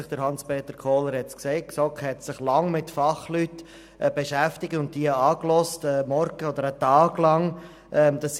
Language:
Swiss German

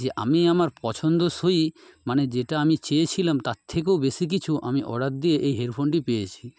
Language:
Bangla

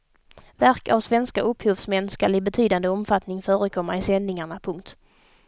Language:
Swedish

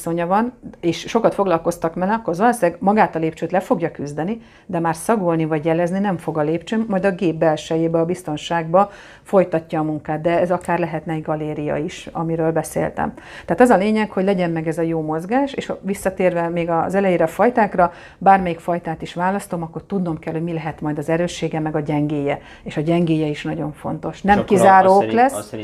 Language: Hungarian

